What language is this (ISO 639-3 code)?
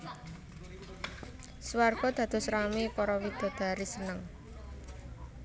jav